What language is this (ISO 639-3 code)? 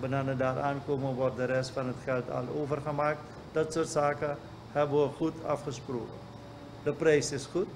nld